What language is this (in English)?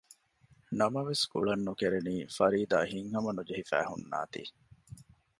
Divehi